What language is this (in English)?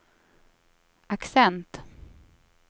Swedish